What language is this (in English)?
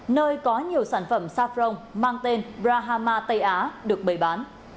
Vietnamese